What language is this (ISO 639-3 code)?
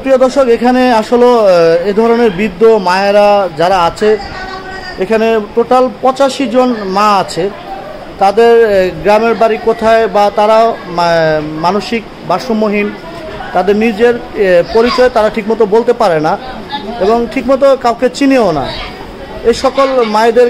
ben